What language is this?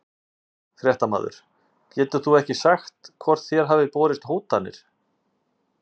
Icelandic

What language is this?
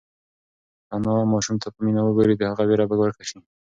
Pashto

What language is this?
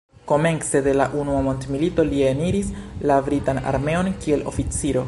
Esperanto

